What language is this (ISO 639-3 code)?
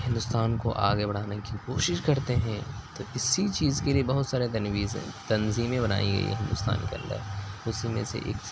urd